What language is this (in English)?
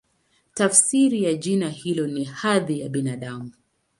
Swahili